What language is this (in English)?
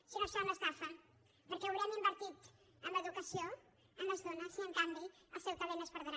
Catalan